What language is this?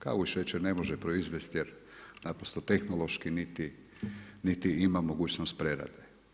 Croatian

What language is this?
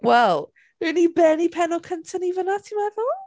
Welsh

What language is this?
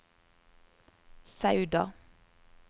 Norwegian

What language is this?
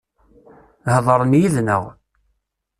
Kabyle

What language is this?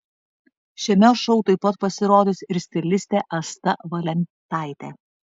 Lithuanian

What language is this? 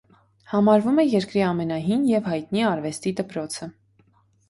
Armenian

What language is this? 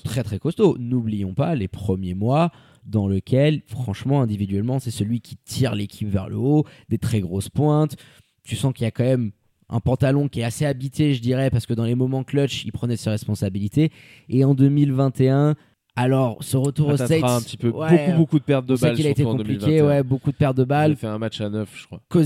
French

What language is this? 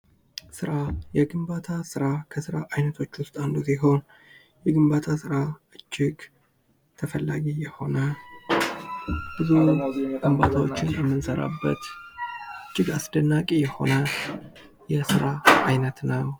Amharic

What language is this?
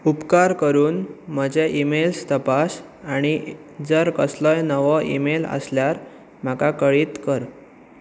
Konkani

